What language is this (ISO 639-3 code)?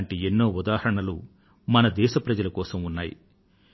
tel